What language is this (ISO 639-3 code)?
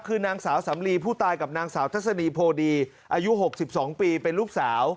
tha